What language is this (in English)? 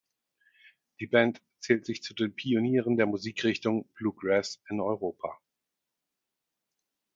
German